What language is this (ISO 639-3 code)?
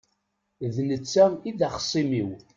kab